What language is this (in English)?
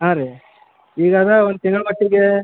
Kannada